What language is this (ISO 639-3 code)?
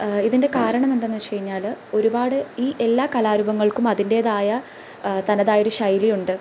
mal